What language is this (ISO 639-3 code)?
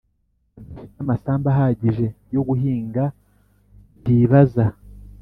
kin